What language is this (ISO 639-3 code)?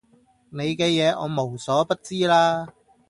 yue